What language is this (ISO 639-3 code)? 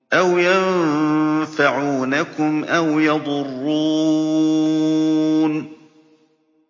ara